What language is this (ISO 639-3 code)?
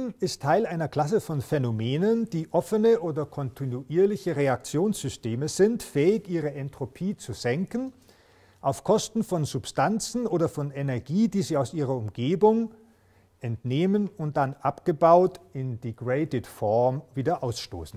deu